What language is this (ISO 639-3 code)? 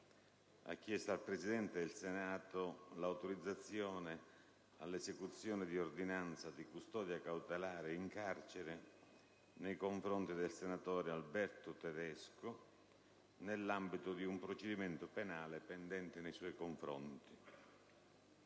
ita